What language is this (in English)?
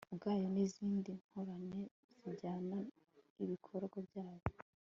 Kinyarwanda